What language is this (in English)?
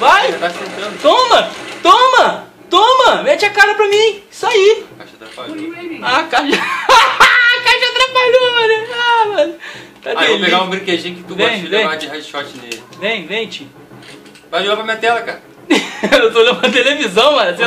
Portuguese